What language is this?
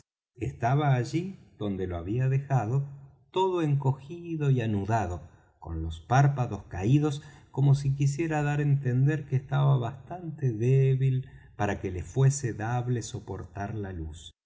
Spanish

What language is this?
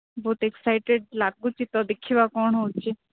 Odia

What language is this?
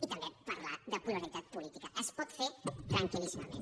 Catalan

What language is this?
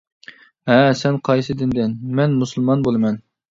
Uyghur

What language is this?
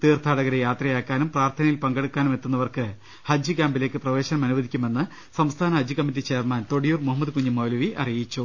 Malayalam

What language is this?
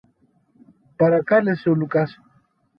Greek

